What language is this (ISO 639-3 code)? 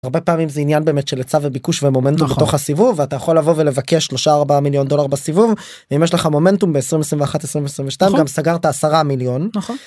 heb